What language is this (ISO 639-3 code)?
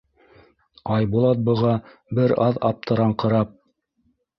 bak